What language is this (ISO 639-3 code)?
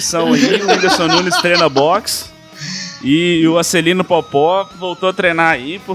por